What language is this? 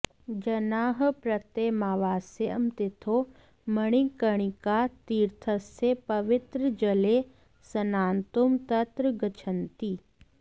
Sanskrit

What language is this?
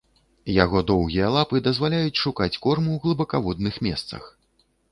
Belarusian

